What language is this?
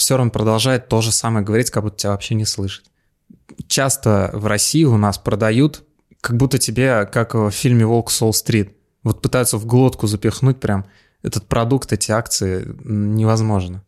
Russian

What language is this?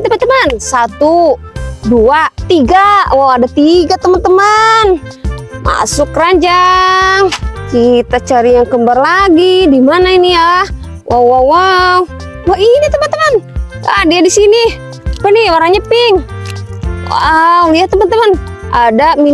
Indonesian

